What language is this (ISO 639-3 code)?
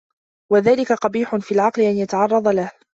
ara